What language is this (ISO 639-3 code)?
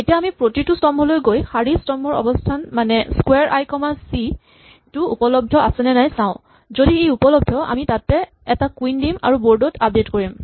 asm